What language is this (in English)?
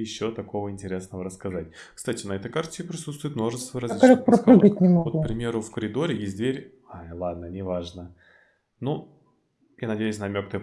Russian